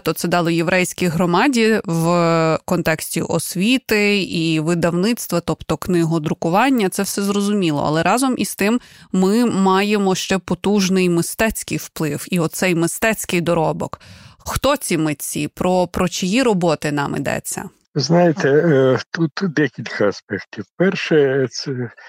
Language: Ukrainian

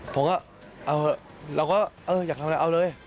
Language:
Thai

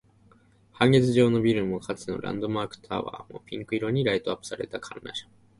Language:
Japanese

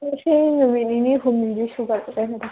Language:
Manipuri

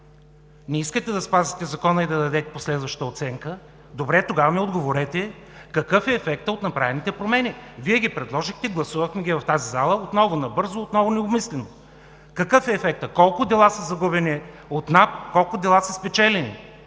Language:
Bulgarian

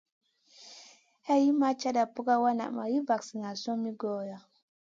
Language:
Masana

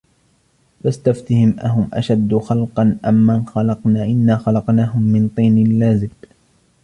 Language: Arabic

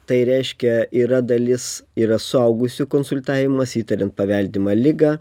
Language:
Lithuanian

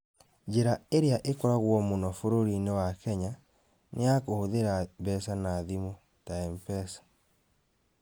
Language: Kikuyu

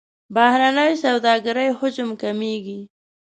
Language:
Pashto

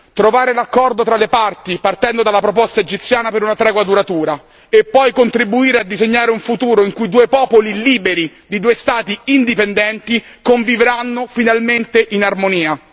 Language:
Italian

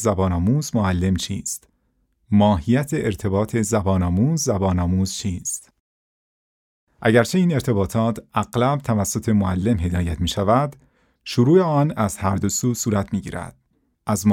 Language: Persian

